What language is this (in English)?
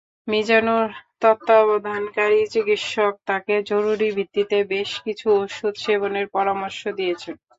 Bangla